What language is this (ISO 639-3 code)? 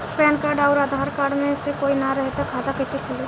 bho